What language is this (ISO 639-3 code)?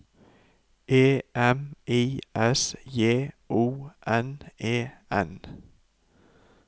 nor